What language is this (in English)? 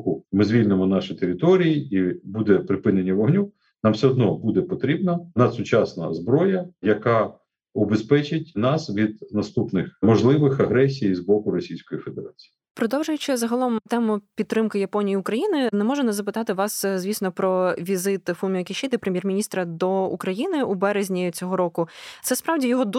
Ukrainian